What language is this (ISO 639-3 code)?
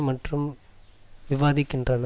tam